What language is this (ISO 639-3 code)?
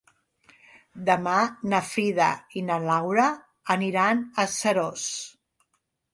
cat